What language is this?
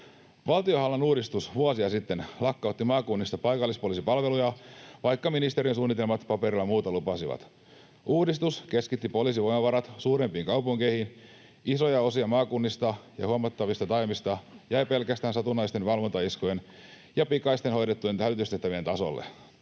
Finnish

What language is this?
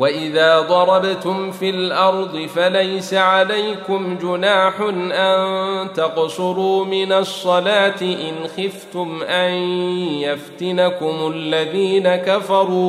Arabic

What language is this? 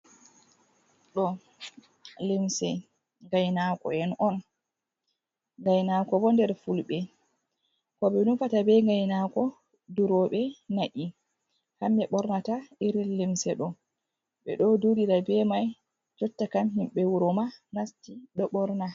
Fula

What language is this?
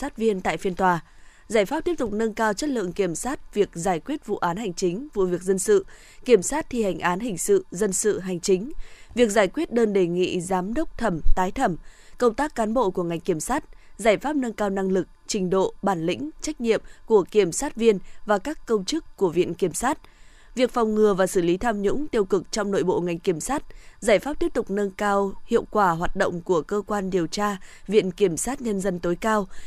Vietnamese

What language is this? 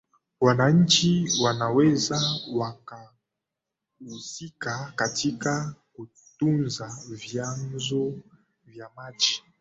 Swahili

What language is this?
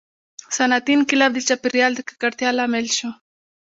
Pashto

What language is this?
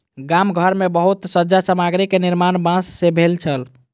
Maithili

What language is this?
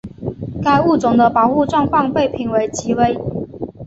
Chinese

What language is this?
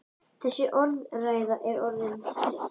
Icelandic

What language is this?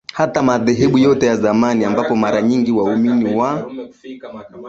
Swahili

